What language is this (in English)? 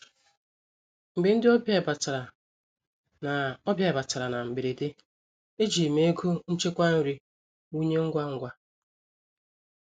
Igbo